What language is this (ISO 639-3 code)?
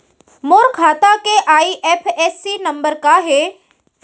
hne